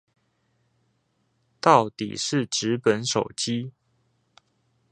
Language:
Chinese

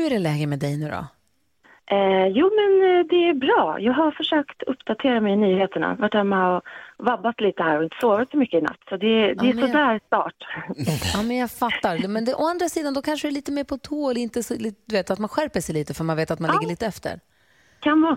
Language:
Swedish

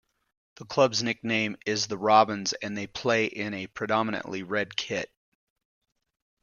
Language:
English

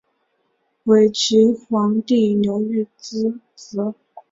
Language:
Chinese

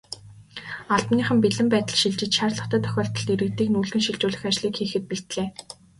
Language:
Mongolian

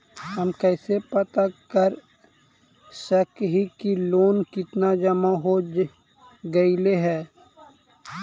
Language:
Magahi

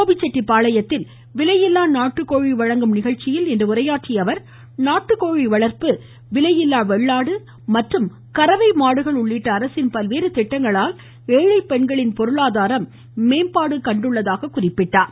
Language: Tamil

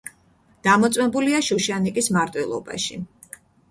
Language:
Georgian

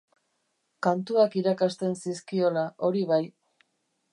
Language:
Basque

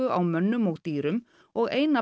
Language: Icelandic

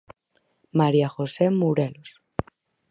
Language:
Galician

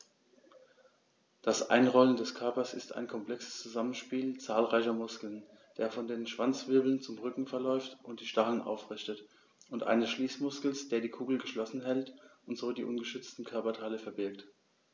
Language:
German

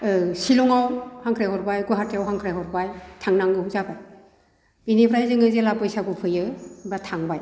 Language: Bodo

